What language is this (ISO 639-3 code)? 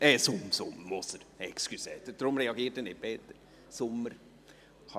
gsw